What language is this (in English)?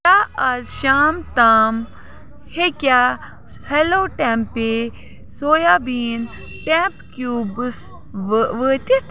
Kashmiri